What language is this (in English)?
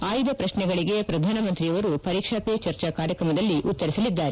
Kannada